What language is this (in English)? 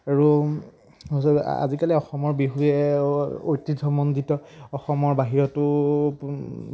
Assamese